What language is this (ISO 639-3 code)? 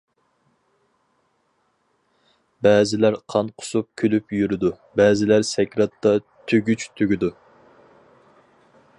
uig